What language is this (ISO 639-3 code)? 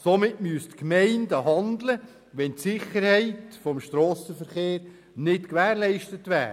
gsw